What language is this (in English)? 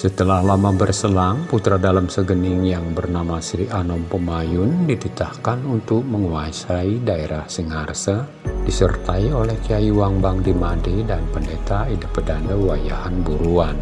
Indonesian